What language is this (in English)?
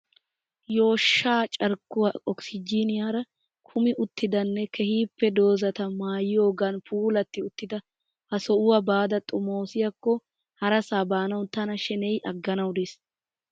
Wolaytta